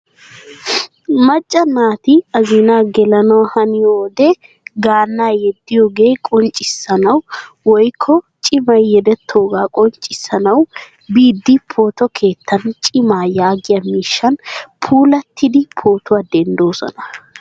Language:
Wolaytta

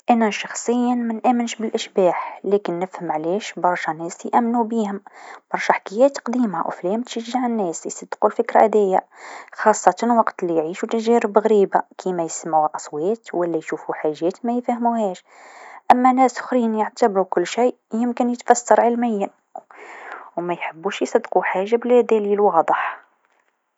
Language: Tunisian Arabic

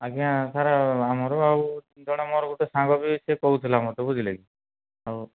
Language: Odia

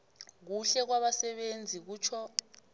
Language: South Ndebele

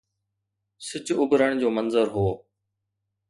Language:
Sindhi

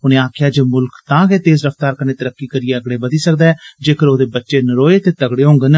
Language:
Dogri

